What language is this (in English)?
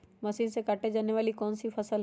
Magahi